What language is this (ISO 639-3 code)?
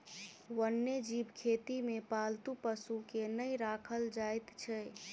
mai